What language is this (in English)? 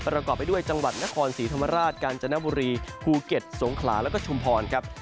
Thai